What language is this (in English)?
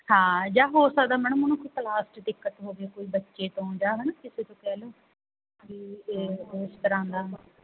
Punjabi